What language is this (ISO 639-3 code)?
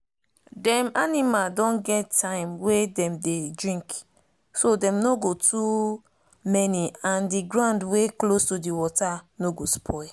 pcm